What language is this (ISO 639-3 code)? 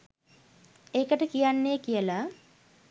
sin